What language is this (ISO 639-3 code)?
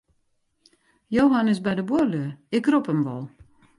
fry